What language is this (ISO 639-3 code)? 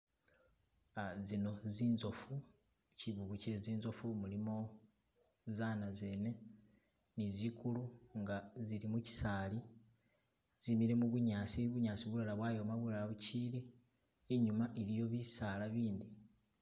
myx